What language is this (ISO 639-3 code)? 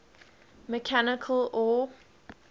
eng